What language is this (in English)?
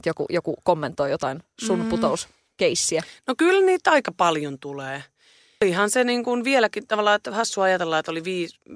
Finnish